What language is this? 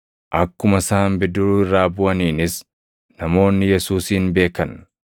Oromo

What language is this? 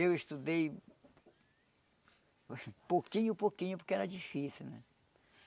Portuguese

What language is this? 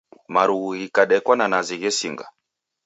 Taita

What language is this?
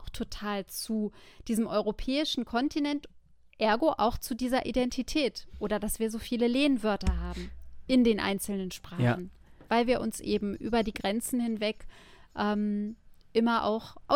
German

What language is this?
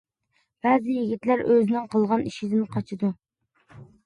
Uyghur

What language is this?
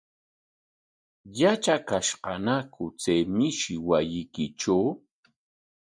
Corongo Ancash Quechua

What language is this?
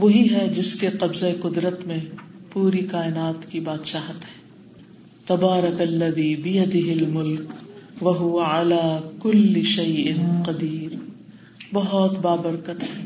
Urdu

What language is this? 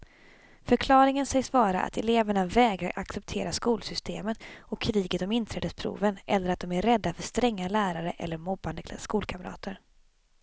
Swedish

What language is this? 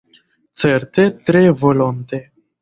Esperanto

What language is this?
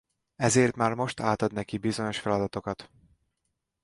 Hungarian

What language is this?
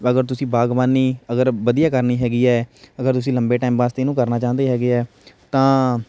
Punjabi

